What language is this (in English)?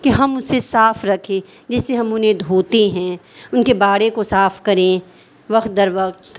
Urdu